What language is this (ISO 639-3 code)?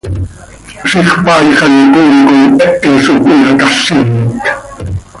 sei